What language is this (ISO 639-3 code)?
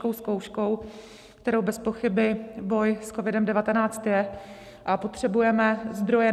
ces